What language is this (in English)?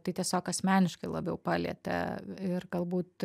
Lithuanian